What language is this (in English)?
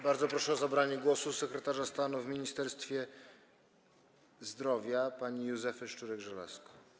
Polish